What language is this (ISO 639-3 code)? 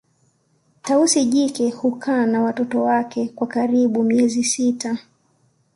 swa